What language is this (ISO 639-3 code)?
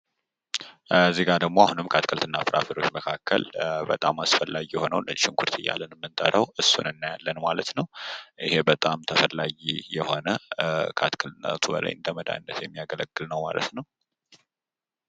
amh